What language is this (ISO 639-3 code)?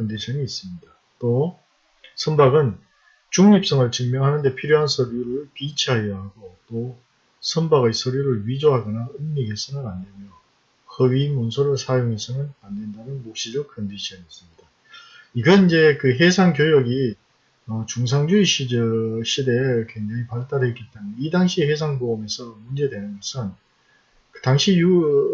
kor